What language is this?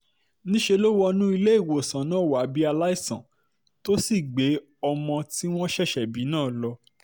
Yoruba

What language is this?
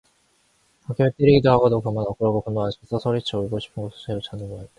Korean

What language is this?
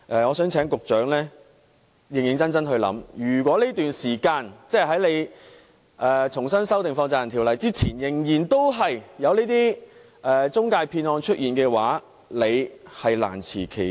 Cantonese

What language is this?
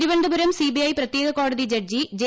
Malayalam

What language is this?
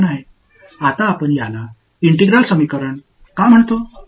Tamil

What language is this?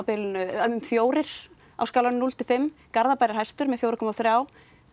Icelandic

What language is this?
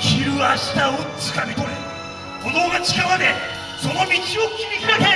Japanese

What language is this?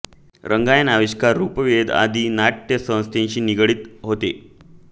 Marathi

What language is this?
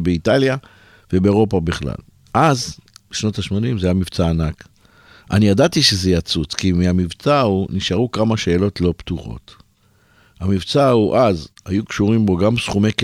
Hebrew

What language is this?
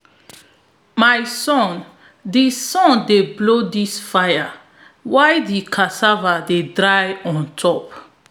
Nigerian Pidgin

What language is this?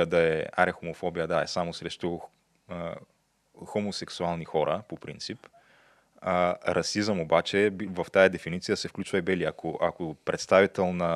Bulgarian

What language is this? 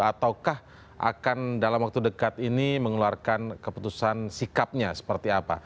Indonesian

